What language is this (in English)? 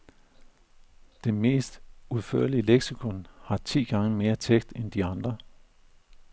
Danish